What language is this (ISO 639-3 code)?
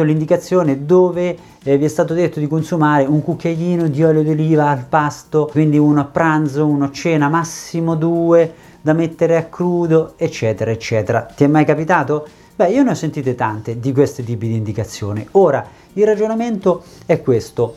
ita